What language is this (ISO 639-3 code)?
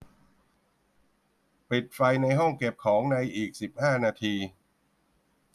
tha